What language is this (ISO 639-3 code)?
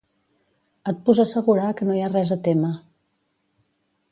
cat